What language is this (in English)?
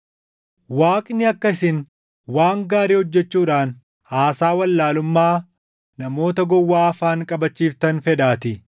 Oromo